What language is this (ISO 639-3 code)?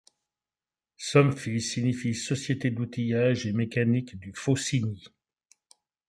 fra